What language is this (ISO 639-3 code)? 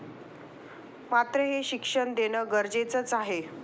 mar